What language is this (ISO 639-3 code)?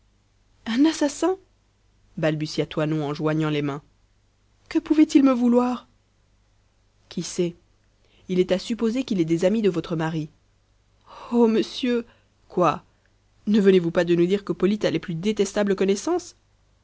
fra